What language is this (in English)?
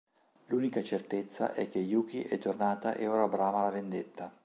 Italian